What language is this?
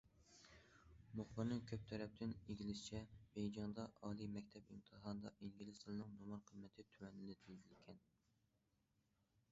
Uyghur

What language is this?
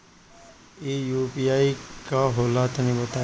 Bhojpuri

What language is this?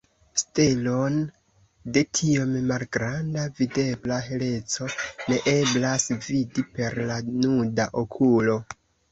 Esperanto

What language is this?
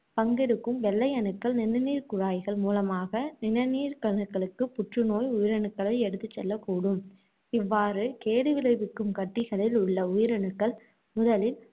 Tamil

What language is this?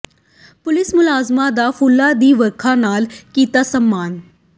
Punjabi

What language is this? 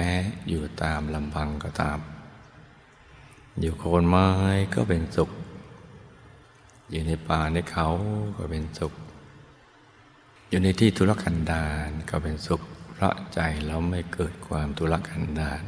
Thai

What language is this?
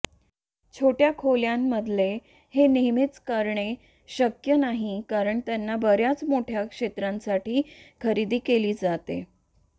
Marathi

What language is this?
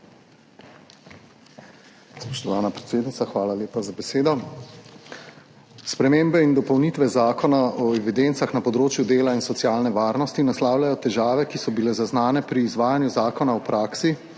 Slovenian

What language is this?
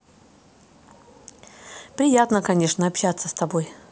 Russian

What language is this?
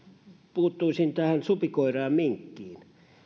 Finnish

